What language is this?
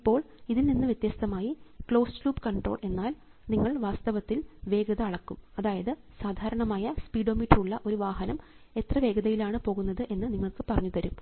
Malayalam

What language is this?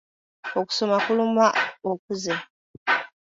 Ganda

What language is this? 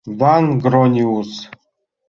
Mari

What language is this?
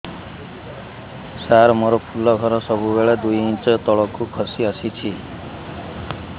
Odia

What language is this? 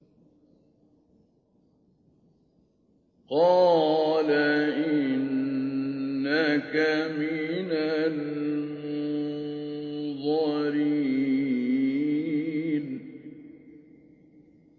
Arabic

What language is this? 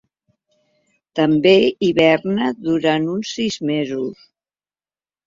Catalan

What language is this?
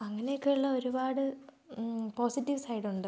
Malayalam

